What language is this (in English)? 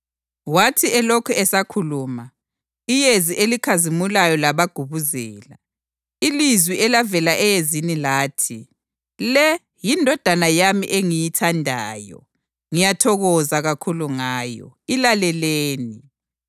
North Ndebele